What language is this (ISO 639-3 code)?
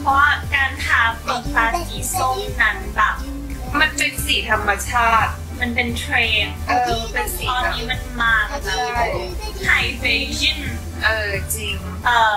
tha